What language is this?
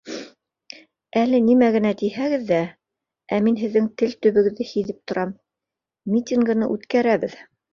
Bashkir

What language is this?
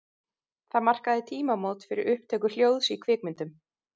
Icelandic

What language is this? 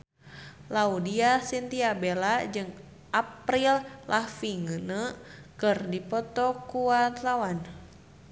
Sundanese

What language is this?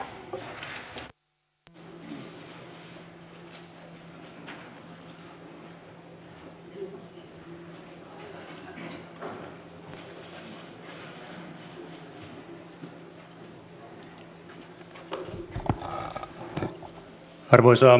Finnish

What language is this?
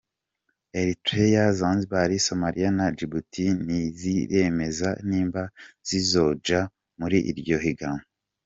Kinyarwanda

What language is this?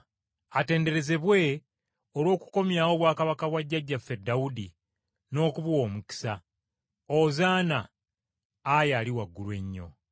Ganda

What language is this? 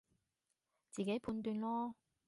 Cantonese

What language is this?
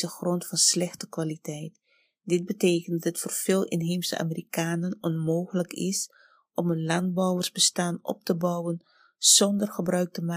Dutch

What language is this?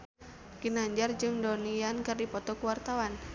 Sundanese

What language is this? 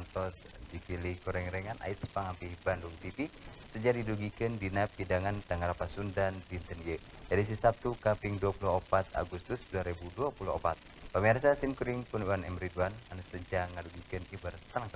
Indonesian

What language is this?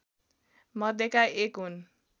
Nepali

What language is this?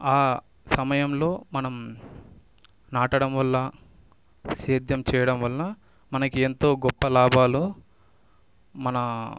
Telugu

